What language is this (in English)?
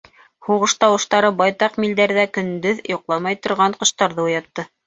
Bashkir